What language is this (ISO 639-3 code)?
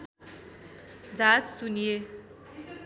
nep